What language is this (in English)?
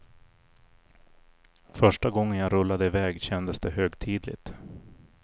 Swedish